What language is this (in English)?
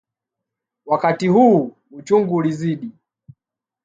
Swahili